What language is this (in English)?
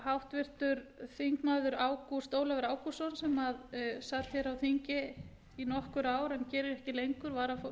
Icelandic